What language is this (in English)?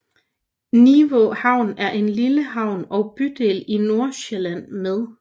Danish